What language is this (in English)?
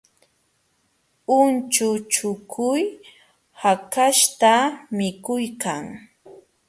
Jauja Wanca Quechua